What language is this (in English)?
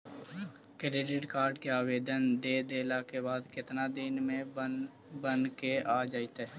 Magahi